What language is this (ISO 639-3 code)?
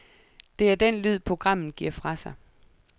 dan